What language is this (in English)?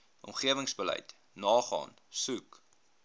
Afrikaans